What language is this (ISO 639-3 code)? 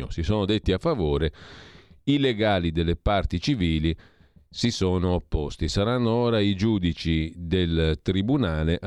ita